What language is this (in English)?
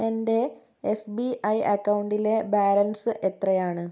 Malayalam